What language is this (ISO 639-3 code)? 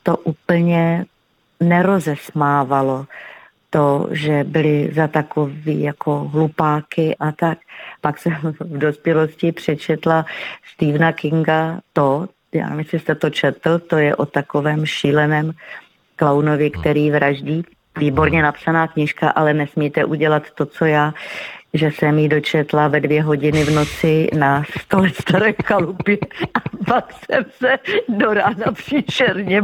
ces